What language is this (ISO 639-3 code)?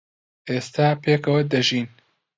ckb